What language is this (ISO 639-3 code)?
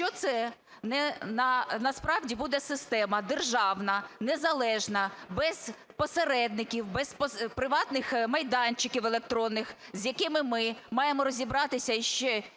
ukr